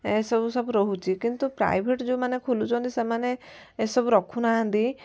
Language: Odia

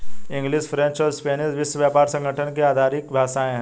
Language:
Hindi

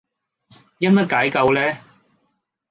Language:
Cantonese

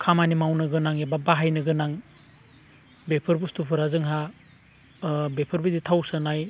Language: Bodo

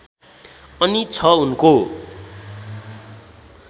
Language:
Nepali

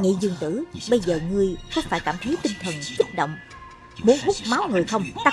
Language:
Vietnamese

